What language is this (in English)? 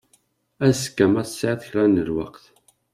Kabyle